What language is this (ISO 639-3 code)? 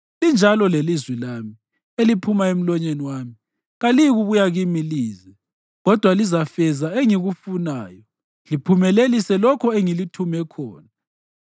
nde